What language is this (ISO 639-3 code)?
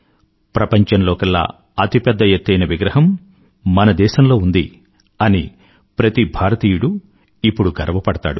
tel